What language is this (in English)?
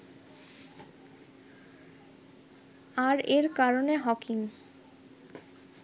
Bangla